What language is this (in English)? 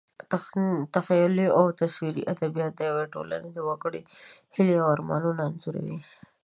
Pashto